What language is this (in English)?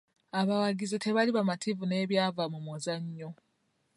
Ganda